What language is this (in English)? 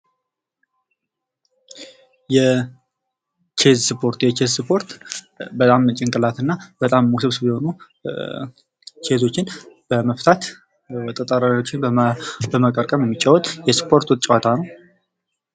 Amharic